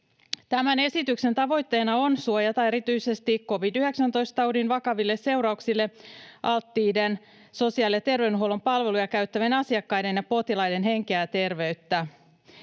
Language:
Finnish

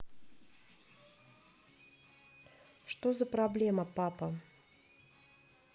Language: Russian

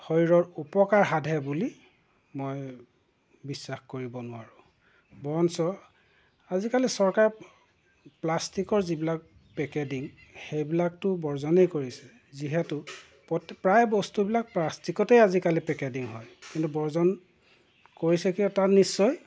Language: Assamese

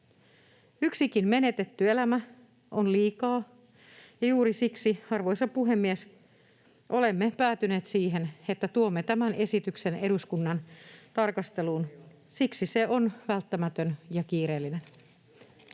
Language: Finnish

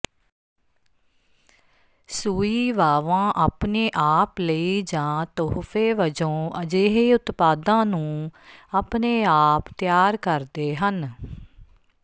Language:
Punjabi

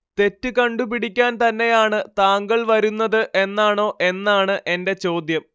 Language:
Malayalam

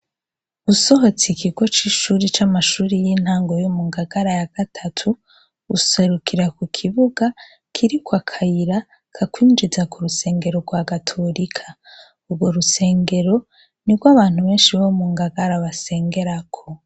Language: Rundi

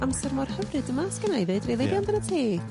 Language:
Welsh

